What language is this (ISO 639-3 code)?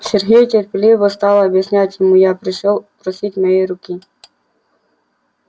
rus